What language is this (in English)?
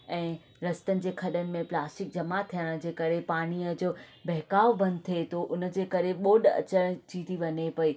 Sindhi